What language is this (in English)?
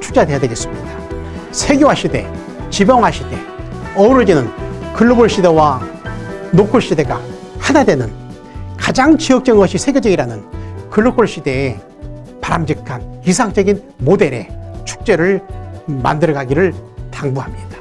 Korean